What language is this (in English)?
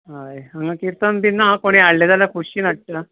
Konkani